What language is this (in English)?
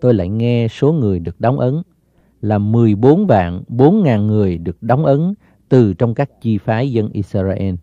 Vietnamese